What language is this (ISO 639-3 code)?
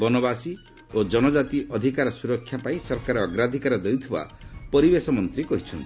ori